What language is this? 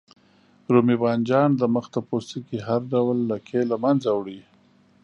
Pashto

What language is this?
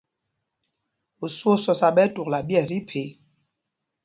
Mpumpong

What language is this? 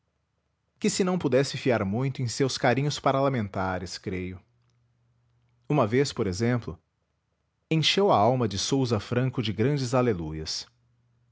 Portuguese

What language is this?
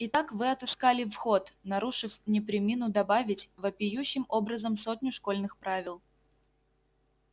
Russian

